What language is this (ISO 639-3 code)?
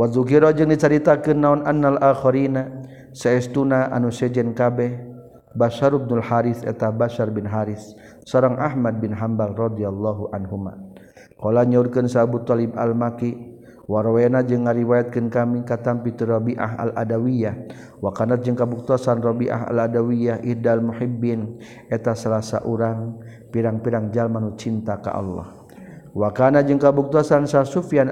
msa